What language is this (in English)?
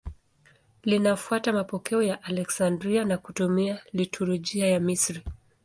Swahili